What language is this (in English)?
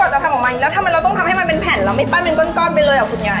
Thai